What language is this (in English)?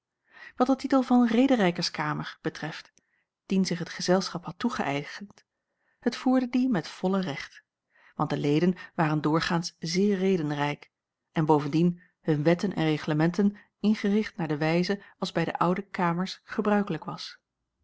Dutch